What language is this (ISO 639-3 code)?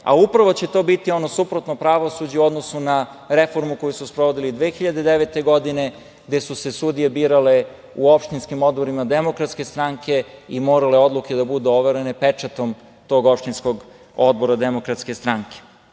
srp